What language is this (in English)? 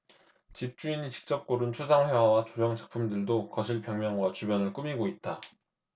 Korean